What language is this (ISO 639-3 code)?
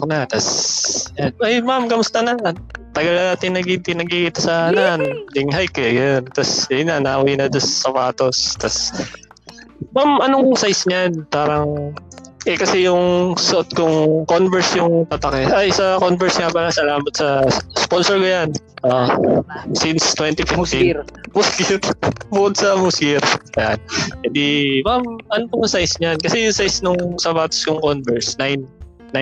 fil